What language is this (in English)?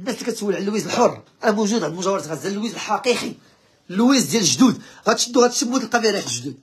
Arabic